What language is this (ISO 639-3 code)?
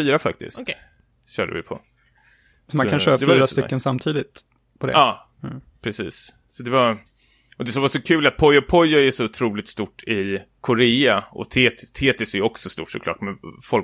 swe